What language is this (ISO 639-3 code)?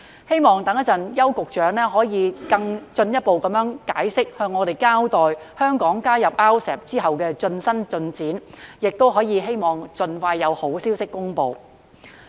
yue